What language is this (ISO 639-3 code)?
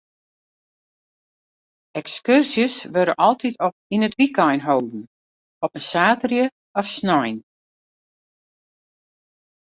fry